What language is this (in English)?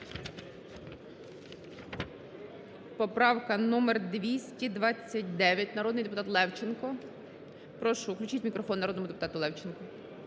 Ukrainian